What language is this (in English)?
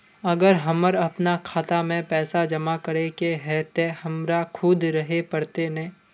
Magahi